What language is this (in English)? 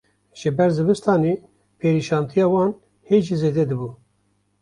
Kurdish